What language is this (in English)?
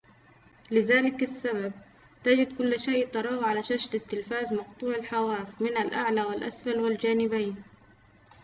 Arabic